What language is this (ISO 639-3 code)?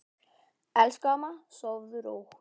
isl